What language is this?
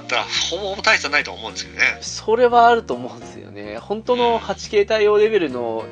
Japanese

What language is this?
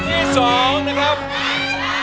Thai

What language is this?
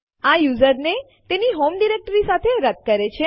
Gujarati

